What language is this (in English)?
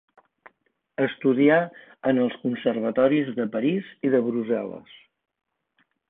Catalan